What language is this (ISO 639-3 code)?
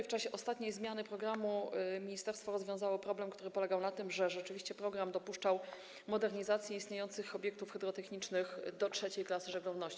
pol